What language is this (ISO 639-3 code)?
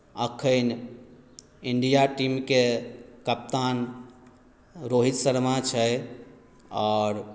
mai